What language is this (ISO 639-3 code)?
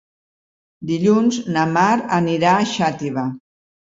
cat